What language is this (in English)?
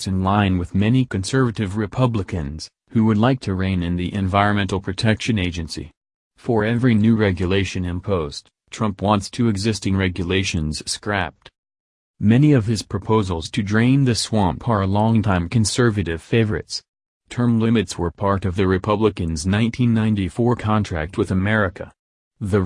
English